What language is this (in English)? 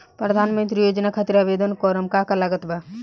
Bhojpuri